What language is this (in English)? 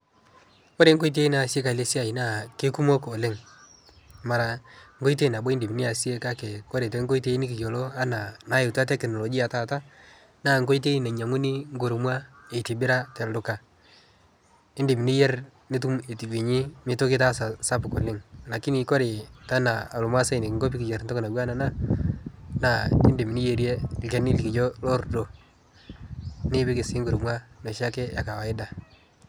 Masai